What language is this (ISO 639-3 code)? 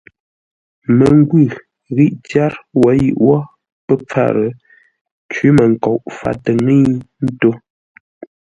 nla